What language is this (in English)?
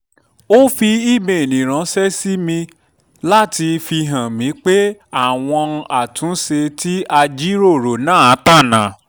Yoruba